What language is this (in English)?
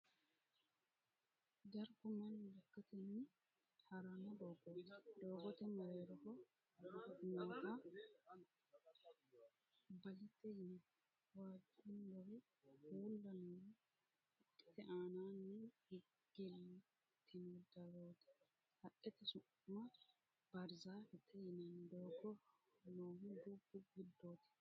Sidamo